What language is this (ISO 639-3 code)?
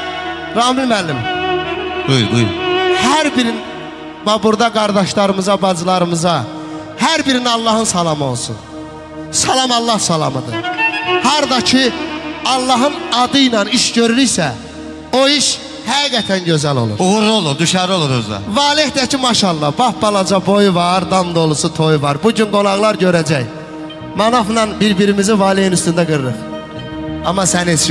tur